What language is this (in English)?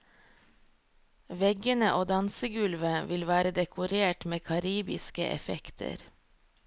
Norwegian